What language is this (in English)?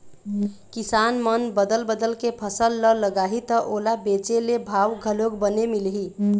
Chhattisgarhi